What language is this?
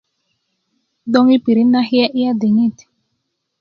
Kuku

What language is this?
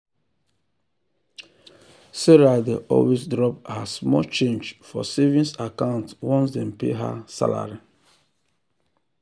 Nigerian Pidgin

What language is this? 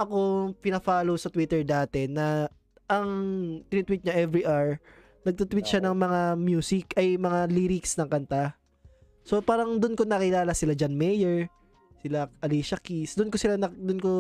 Filipino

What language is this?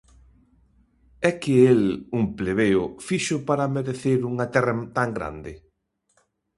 Galician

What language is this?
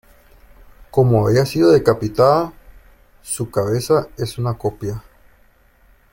Spanish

